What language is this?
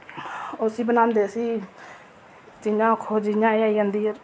Dogri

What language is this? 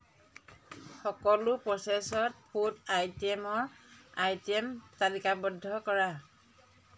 Assamese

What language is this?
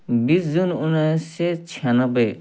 Nepali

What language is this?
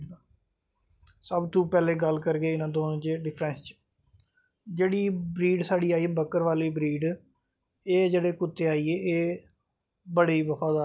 Dogri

